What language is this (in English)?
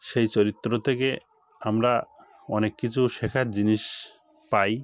Bangla